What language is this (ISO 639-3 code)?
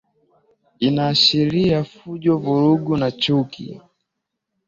swa